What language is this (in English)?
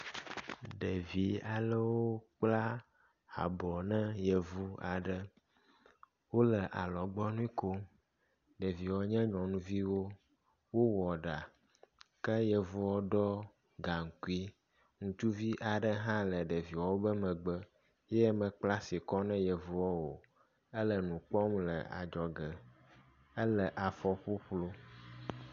Ewe